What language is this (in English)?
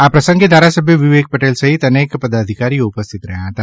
Gujarati